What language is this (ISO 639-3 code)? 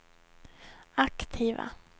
swe